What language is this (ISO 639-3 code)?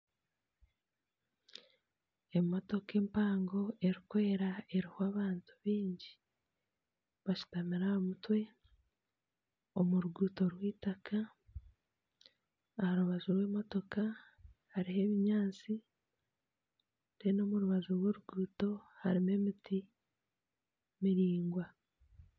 nyn